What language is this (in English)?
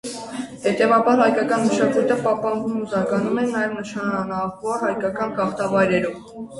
Armenian